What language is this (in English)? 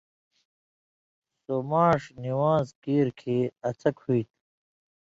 Indus Kohistani